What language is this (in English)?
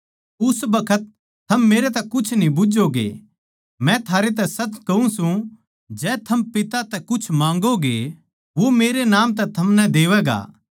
Haryanvi